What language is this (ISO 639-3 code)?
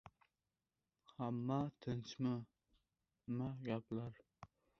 uzb